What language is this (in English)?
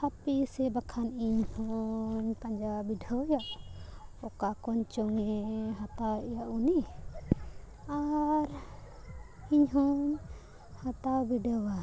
Santali